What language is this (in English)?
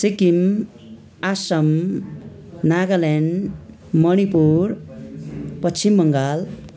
Nepali